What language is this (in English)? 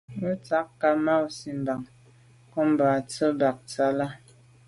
Medumba